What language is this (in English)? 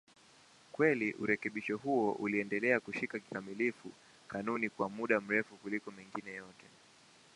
Swahili